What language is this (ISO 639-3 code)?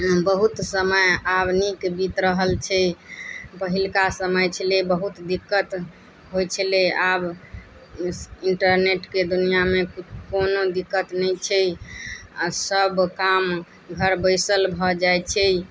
mai